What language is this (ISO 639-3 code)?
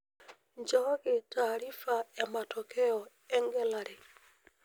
mas